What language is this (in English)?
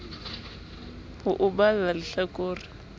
Southern Sotho